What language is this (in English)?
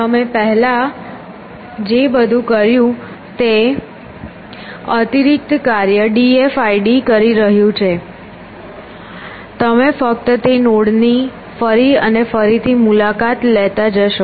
Gujarati